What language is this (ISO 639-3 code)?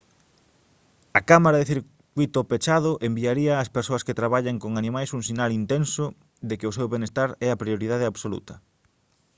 glg